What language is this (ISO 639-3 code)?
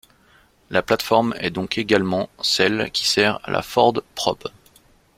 fra